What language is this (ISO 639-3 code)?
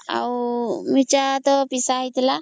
ori